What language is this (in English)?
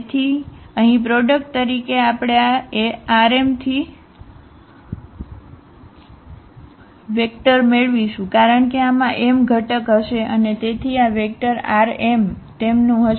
Gujarati